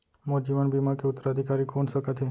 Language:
Chhattisgarhi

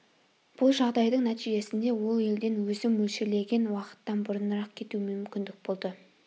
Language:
Kazakh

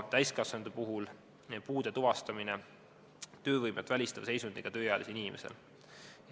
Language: Estonian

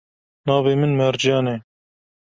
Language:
Kurdish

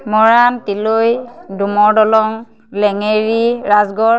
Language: Assamese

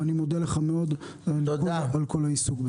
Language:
Hebrew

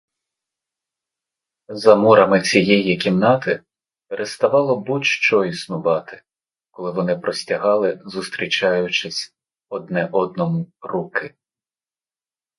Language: Ukrainian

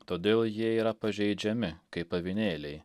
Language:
Lithuanian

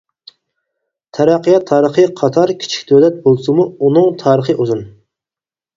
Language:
Uyghur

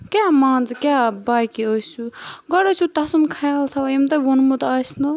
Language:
Kashmiri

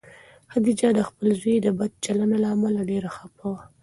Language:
Pashto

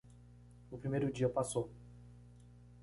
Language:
Portuguese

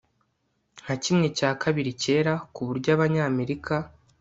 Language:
Kinyarwanda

